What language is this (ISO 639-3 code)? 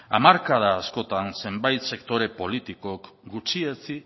eus